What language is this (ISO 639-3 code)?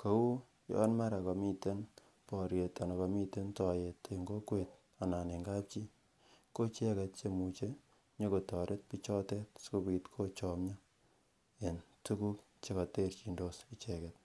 kln